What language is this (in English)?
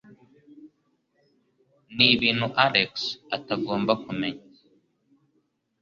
Kinyarwanda